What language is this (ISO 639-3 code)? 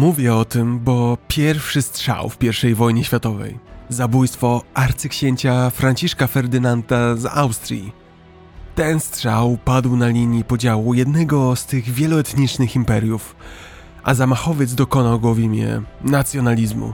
pol